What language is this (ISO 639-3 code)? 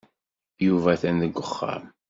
kab